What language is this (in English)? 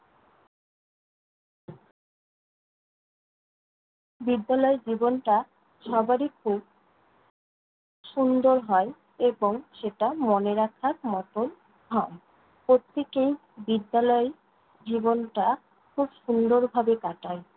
Bangla